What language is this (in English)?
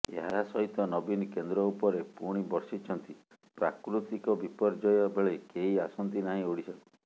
Odia